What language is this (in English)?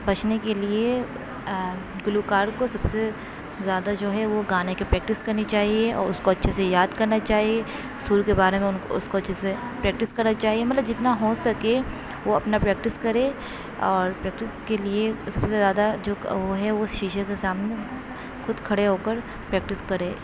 Urdu